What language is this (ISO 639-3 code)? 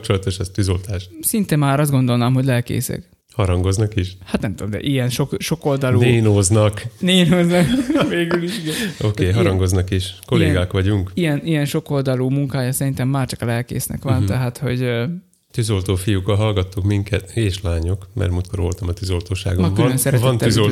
hun